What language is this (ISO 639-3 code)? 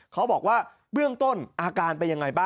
tha